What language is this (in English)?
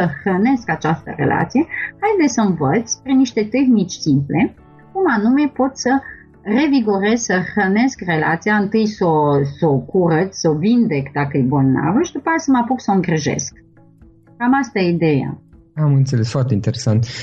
Romanian